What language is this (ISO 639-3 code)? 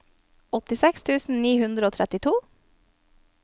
nor